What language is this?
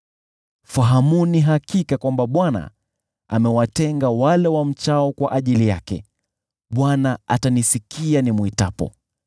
Swahili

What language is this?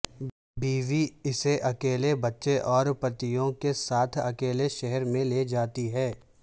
Urdu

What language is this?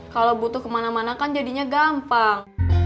Indonesian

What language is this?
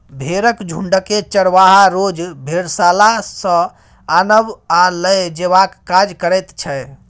Maithili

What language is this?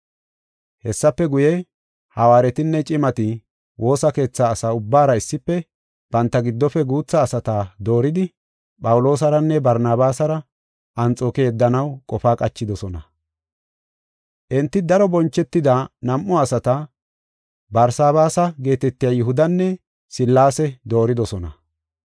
Gofa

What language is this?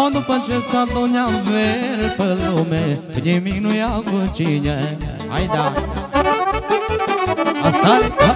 Romanian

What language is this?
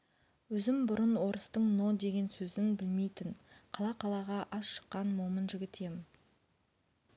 Kazakh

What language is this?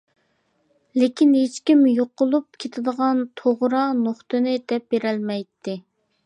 Uyghur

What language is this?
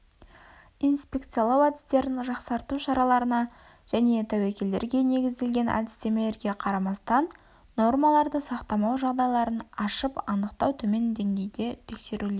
Kazakh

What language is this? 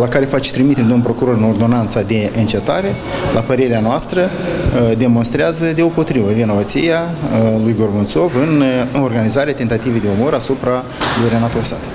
Romanian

